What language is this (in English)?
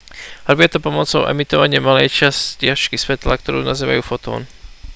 Slovak